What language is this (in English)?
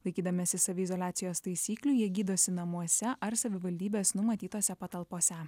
Lithuanian